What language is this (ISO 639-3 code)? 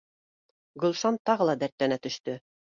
bak